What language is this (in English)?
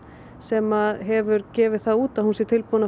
Icelandic